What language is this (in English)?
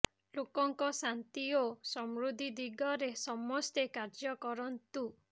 Odia